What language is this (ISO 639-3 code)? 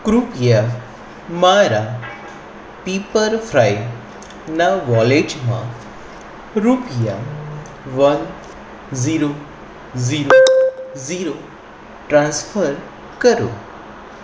guj